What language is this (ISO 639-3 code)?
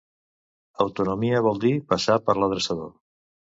cat